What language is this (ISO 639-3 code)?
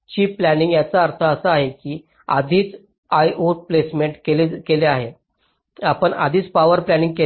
mar